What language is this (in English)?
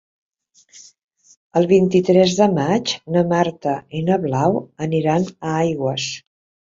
Catalan